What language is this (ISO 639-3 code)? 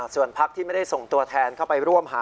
tha